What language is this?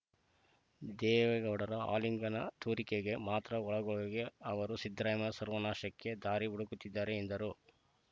Kannada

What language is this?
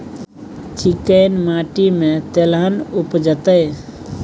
Maithili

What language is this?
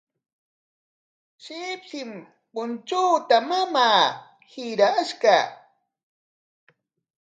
Corongo Ancash Quechua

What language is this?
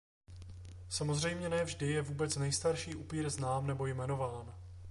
Czech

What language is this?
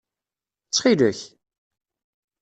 Kabyle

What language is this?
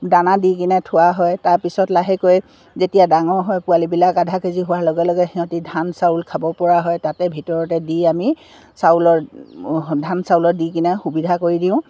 Assamese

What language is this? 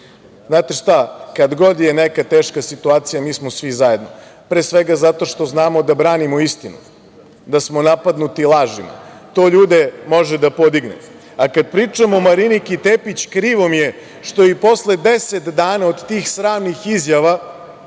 Serbian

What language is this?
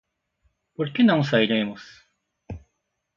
Portuguese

